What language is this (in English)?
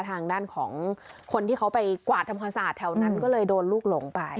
Thai